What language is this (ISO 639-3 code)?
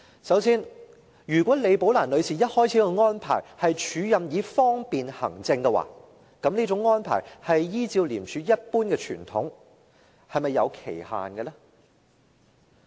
yue